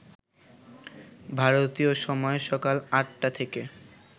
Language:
Bangla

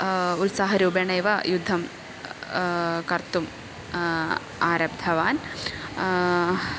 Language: Sanskrit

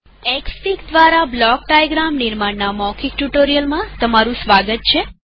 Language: Gujarati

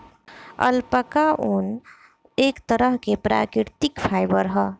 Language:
Bhojpuri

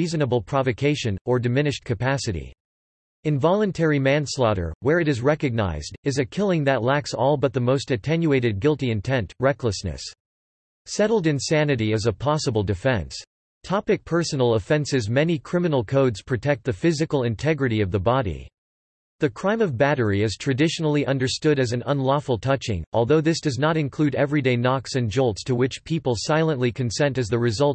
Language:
English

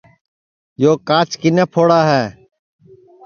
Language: Sansi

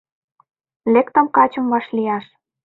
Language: Mari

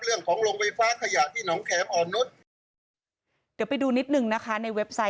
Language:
Thai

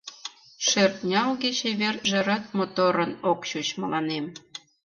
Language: Mari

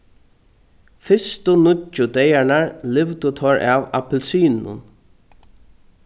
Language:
Faroese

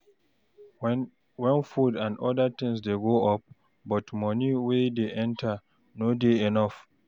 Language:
Nigerian Pidgin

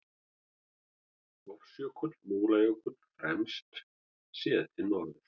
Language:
Icelandic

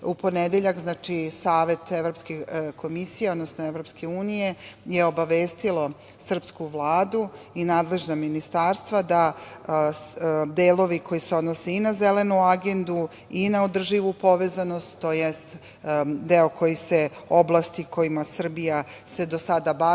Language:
Serbian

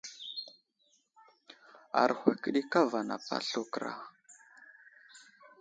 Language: Wuzlam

